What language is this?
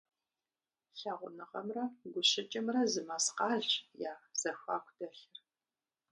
Kabardian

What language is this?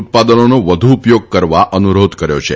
Gujarati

